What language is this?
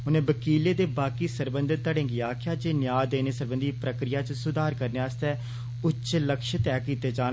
Dogri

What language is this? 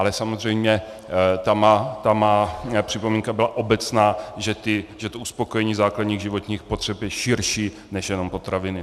Czech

